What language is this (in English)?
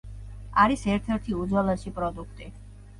Georgian